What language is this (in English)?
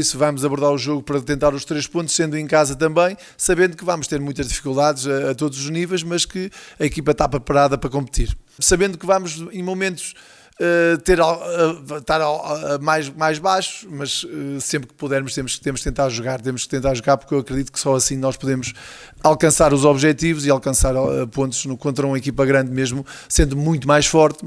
Portuguese